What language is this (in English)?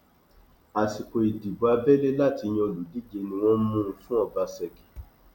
Yoruba